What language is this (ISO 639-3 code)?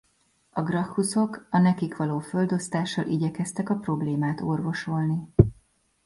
hun